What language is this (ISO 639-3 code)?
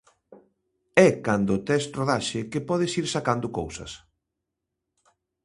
glg